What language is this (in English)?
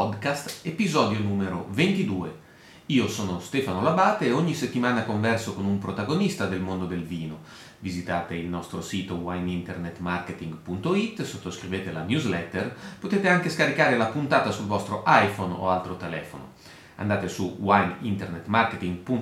Italian